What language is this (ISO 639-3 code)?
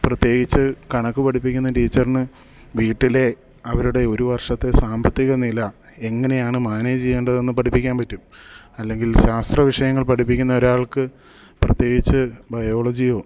mal